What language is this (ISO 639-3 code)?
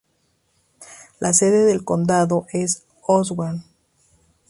spa